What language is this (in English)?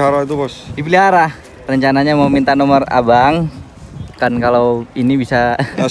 Indonesian